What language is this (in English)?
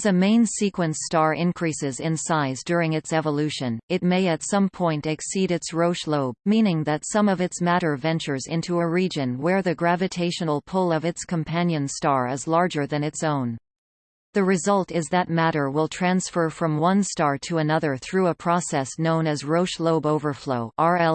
English